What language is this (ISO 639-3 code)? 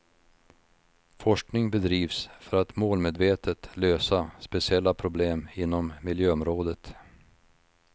swe